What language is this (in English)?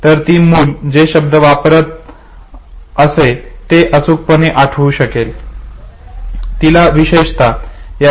Marathi